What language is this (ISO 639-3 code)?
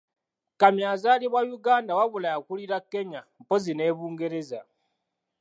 lug